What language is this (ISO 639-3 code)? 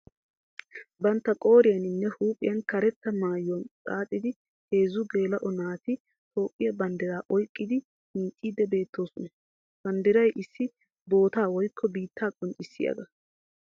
wal